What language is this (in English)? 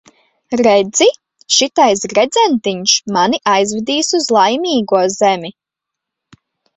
Latvian